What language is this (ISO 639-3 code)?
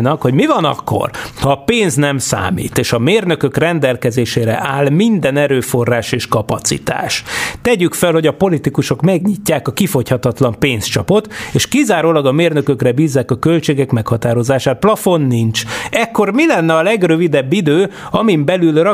hun